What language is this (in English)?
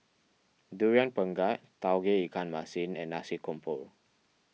English